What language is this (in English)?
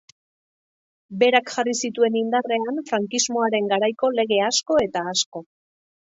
Basque